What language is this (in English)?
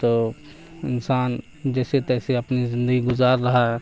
Urdu